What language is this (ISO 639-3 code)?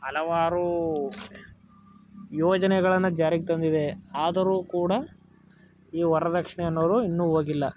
kan